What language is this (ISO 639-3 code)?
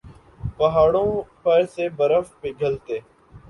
urd